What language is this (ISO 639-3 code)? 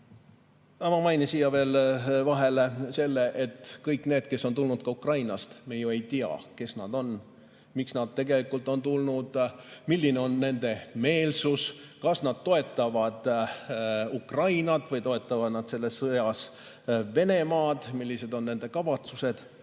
est